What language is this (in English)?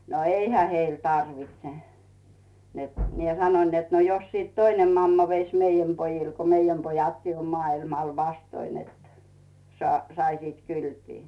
Finnish